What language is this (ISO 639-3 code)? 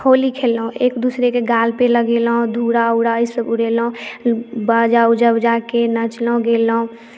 mai